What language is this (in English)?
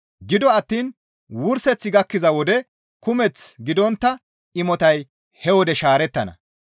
Gamo